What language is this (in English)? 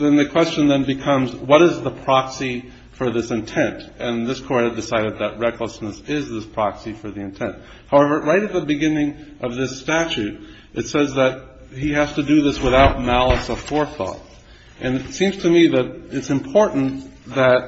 English